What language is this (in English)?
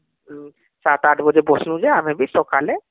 Odia